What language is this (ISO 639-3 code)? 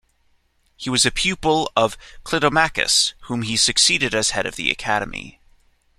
eng